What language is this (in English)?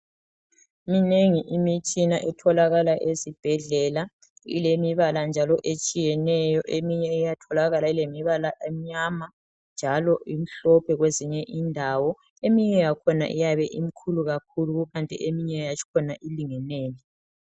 North Ndebele